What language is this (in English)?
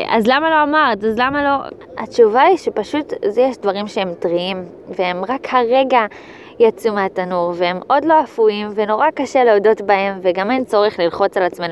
Hebrew